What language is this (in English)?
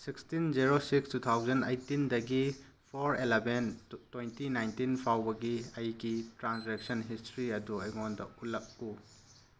Manipuri